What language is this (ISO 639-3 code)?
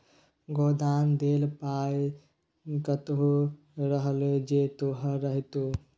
mai